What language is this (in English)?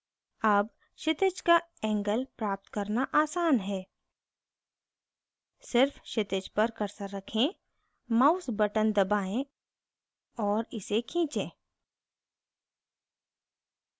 Hindi